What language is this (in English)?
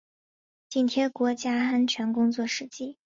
Chinese